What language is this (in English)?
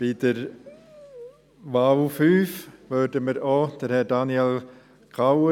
Swiss German